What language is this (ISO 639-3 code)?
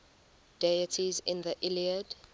eng